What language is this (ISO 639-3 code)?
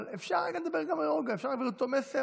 heb